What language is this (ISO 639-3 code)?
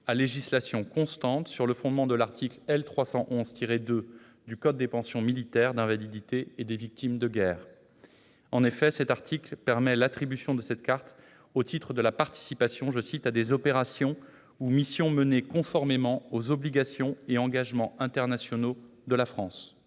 fra